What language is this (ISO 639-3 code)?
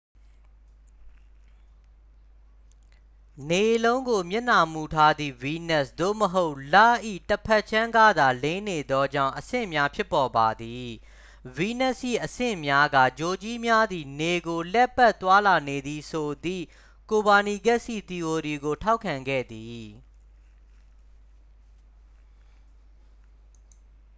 mya